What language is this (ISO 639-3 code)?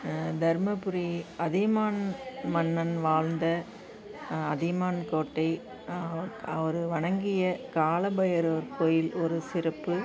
tam